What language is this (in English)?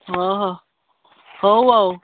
Odia